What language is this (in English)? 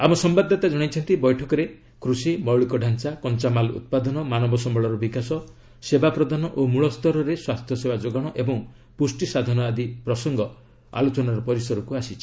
Odia